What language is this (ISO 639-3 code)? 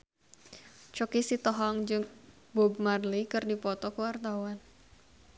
sun